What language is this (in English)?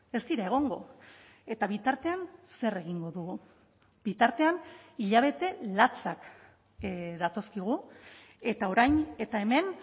Basque